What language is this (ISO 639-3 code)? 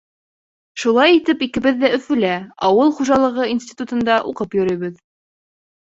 bak